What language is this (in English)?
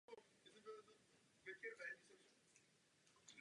Czech